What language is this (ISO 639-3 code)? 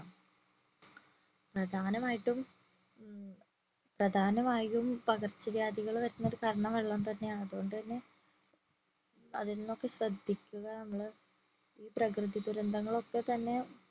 mal